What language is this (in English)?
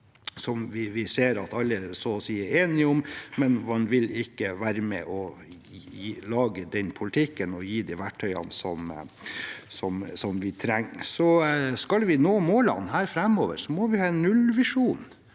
Norwegian